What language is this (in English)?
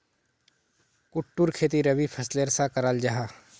Magahi